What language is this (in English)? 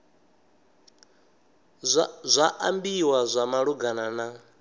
Venda